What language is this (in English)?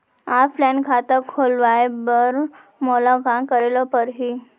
Chhattisgarhi